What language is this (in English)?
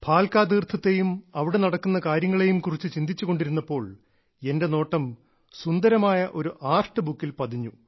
Malayalam